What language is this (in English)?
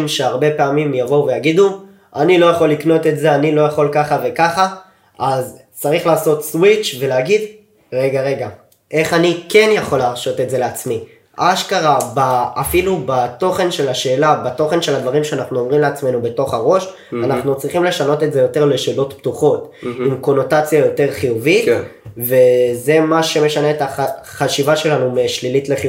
Hebrew